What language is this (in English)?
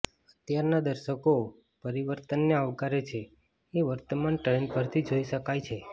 Gujarati